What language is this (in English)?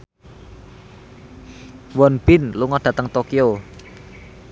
Javanese